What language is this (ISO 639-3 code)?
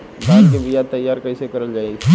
bho